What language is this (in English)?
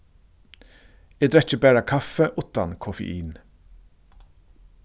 Faroese